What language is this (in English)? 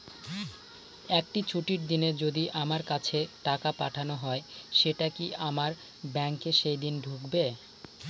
Bangla